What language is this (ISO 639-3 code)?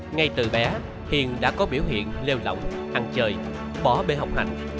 vie